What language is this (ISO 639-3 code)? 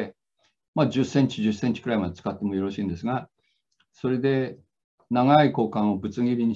jpn